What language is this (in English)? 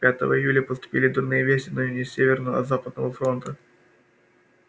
Russian